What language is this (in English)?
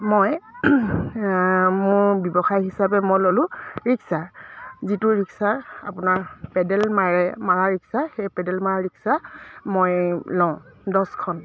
Assamese